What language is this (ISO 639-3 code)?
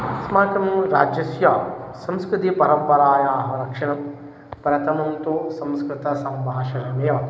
san